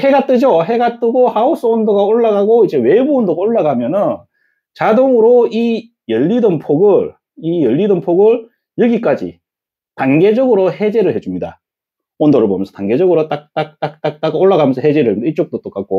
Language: Korean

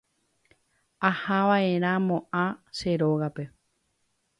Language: Guarani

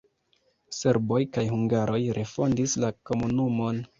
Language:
Esperanto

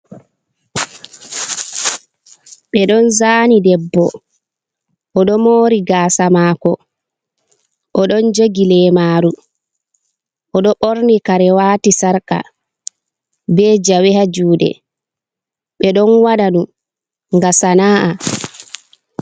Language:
Fula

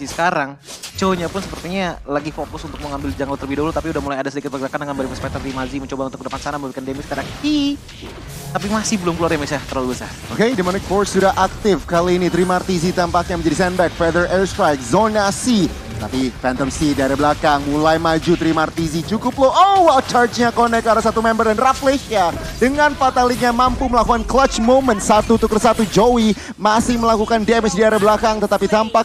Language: Indonesian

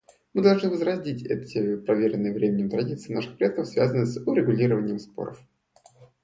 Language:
Russian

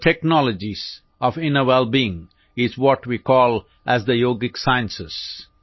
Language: Gujarati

